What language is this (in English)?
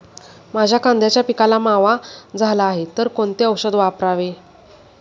Marathi